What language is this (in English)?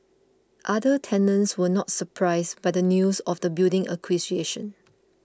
English